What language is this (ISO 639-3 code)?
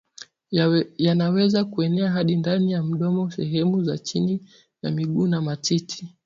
swa